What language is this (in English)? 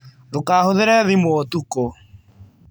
Kikuyu